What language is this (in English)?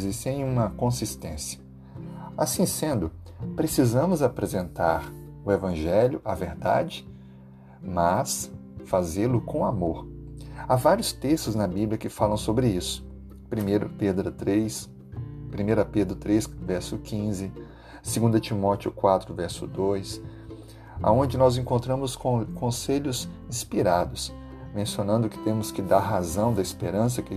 Portuguese